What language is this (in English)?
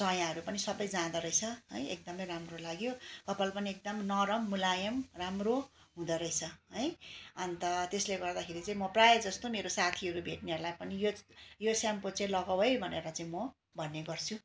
Nepali